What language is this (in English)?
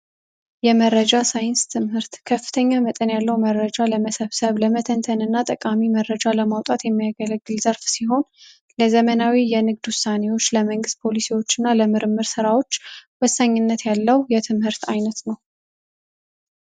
Amharic